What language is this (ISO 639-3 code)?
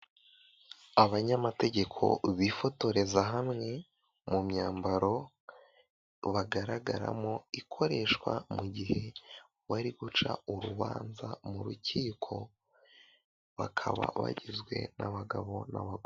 kin